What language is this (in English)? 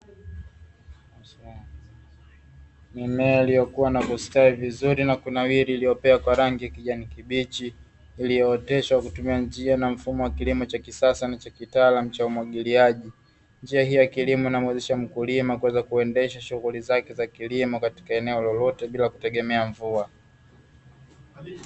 Swahili